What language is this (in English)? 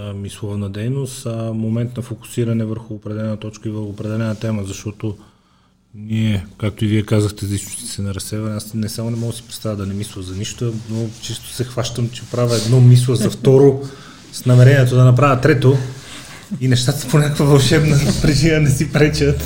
Bulgarian